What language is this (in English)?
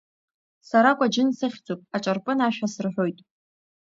Abkhazian